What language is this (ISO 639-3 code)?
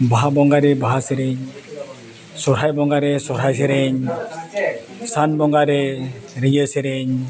sat